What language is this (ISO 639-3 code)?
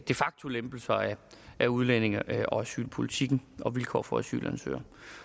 dan